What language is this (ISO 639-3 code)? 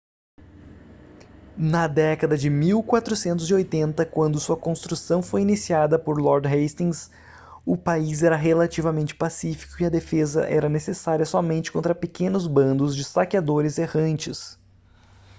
por